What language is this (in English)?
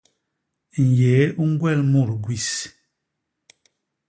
Basaa